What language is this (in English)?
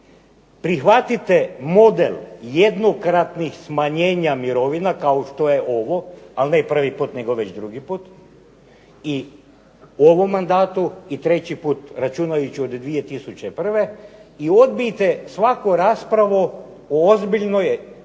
Croatian